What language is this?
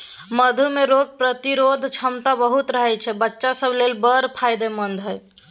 Maithili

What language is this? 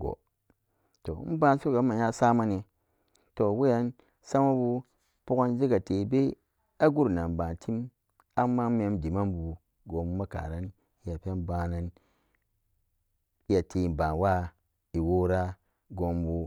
Samba Daka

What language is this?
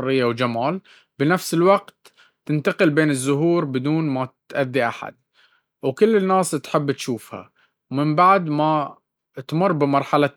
Baharna Arabic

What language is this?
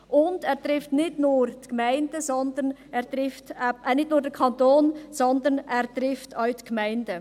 Swiss German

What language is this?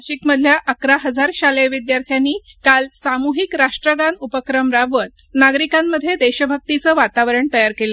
Marathi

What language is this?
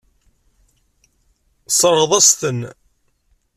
Kabyle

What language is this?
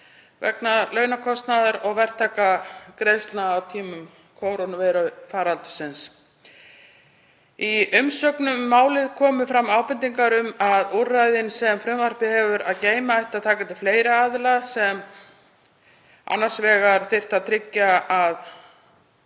Icelandic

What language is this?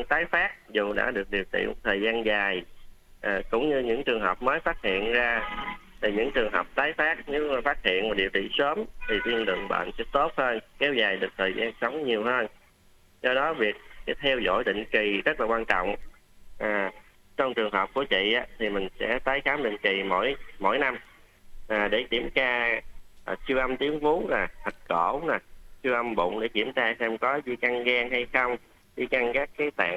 Vietnamese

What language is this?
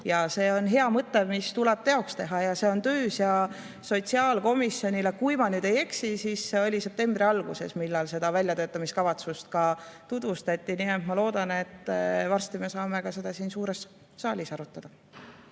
Estonian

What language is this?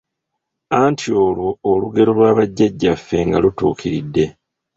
Ganda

